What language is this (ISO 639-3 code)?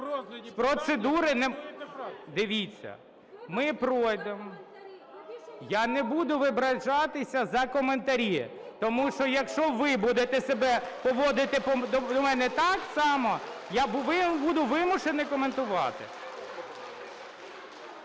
ukr